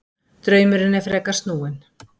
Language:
Icelandic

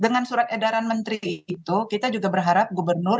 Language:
Indonesian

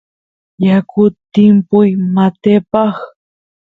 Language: Santiago del Estero Quichua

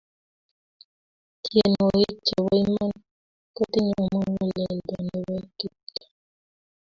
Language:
Kalenjin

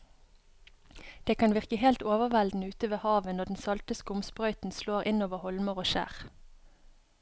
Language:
Norwegian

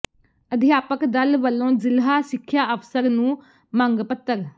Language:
Punjabi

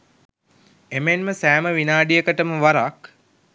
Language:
Sinhala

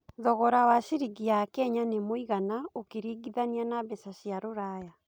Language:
Kikuyu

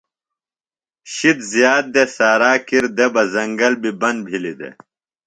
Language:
Phalura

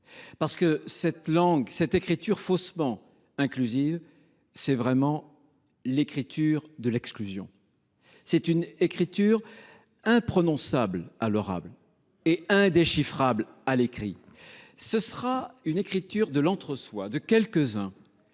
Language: French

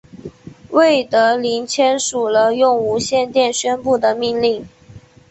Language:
Chinese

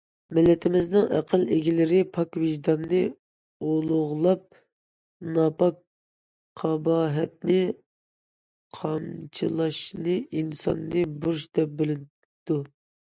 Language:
Uyghur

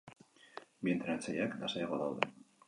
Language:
Basque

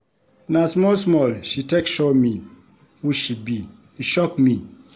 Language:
Nigerian Pidgin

